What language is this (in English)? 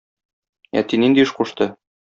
Tatar